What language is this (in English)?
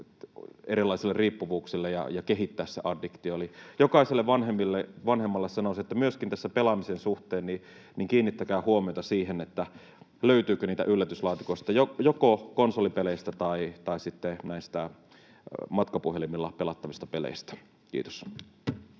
Finnish